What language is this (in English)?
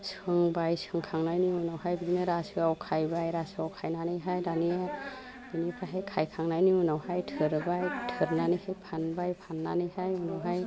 Bodo